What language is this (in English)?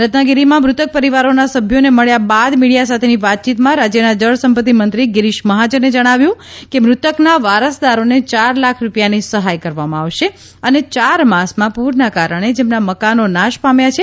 Gujarati